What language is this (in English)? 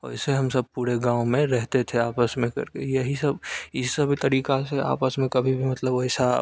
Hindi